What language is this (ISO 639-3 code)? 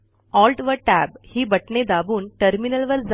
mar